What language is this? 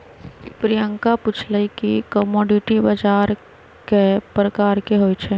Magahi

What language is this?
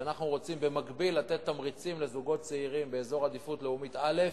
Hebrew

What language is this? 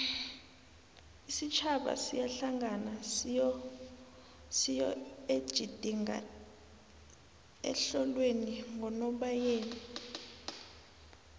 South Ndebele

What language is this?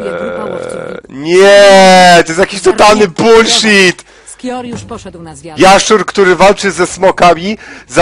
Polish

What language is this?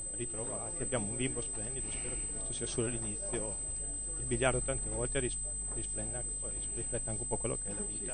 Italian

